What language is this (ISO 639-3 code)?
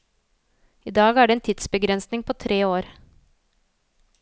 nor